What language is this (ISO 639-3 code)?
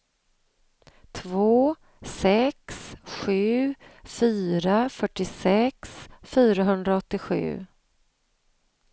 swe